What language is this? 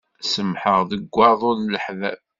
Kabyle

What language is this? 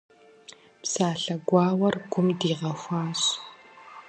Kabardian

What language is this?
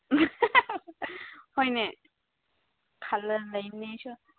Manipuri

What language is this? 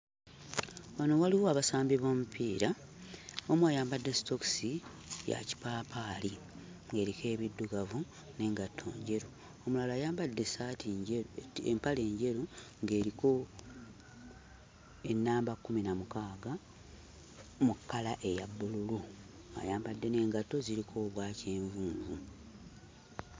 Ganda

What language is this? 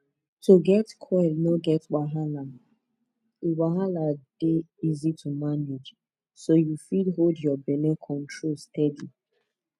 Nigerian Pidgin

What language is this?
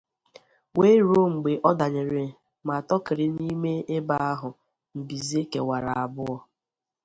Igbo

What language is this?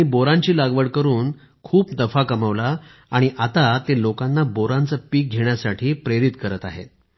Marathi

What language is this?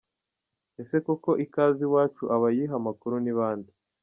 Kinyarwanda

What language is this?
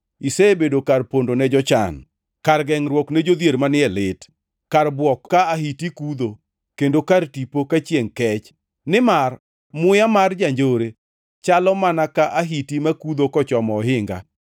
Luo (Kenya and Tanzania)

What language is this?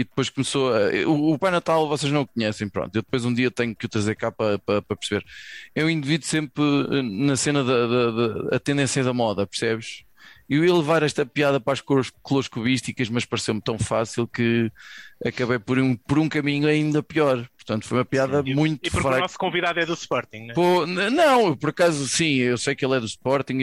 Portuguese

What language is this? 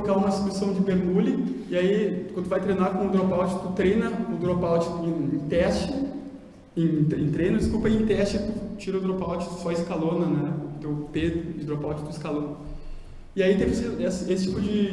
Portuguese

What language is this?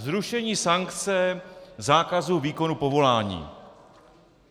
Czech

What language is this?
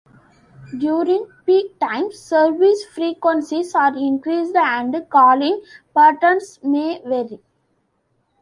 English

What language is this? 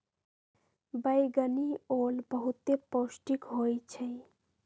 Magahi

